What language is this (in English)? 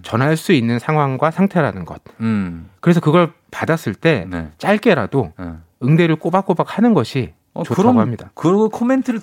Korean